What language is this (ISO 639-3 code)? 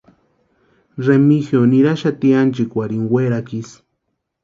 pua